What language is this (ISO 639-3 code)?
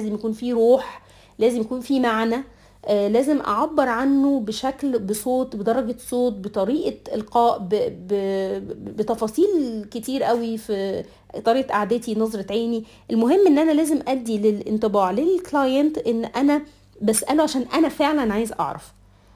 ara